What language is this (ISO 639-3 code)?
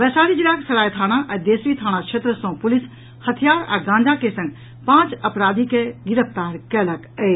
mai